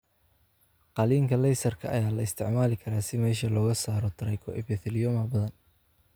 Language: Somali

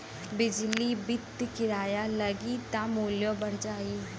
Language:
Bhojpuri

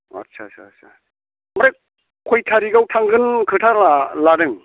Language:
Bodo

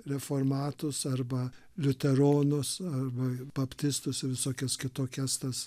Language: Lithuanian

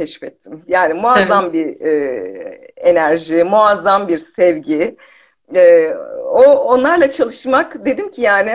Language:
Turkish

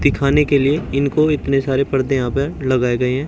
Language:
Hindi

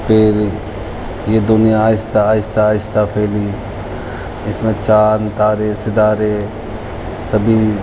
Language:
Urdu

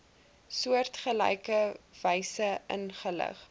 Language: Afrikaans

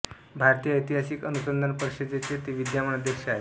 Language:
Marathi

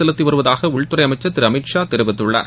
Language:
Tamil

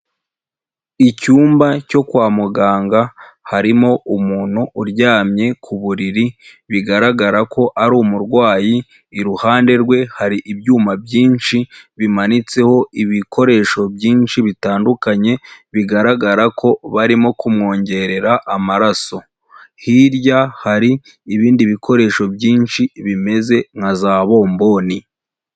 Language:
Kinyarwanda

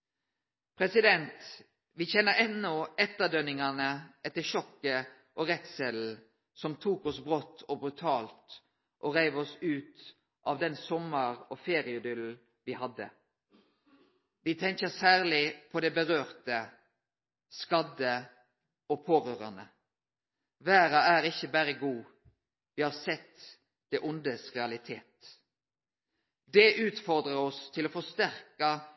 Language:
Norwegian Nynorsk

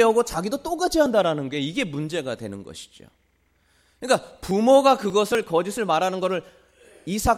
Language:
Korean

